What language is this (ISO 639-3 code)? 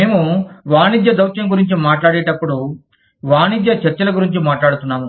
tel